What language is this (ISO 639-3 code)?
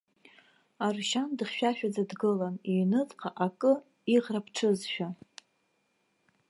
abk